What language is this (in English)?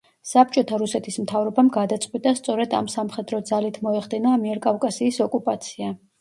Georgian